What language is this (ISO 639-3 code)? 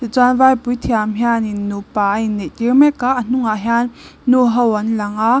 lus